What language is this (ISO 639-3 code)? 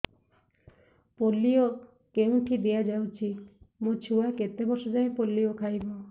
ori